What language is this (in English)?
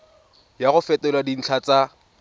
Tswana